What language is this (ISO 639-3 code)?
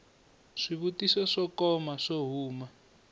tso